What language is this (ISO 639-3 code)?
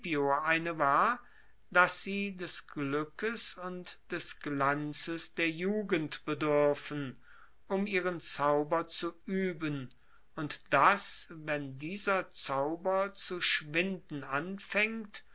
deu